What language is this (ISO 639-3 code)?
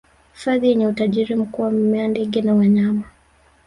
swa